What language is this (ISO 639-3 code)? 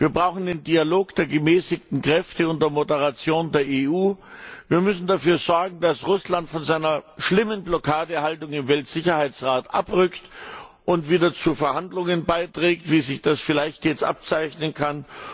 deu